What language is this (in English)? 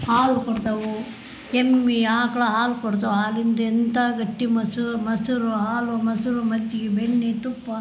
Kannada